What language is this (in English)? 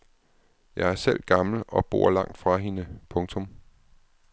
Danish